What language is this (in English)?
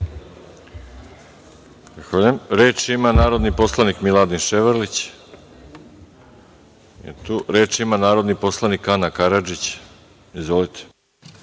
Serbian